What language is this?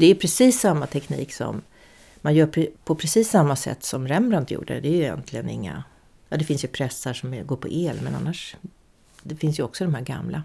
Swedish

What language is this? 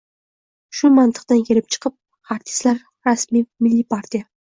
Uzbek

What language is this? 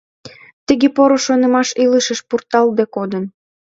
Mari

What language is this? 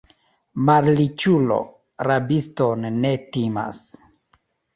Esperanto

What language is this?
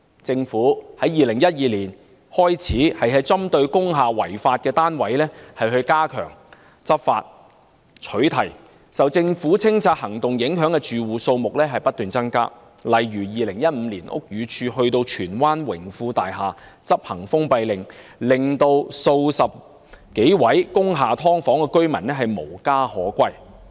Cantonese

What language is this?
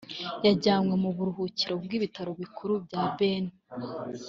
Kinyarwanda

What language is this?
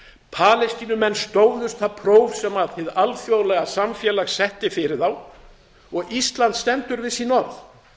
Icelandic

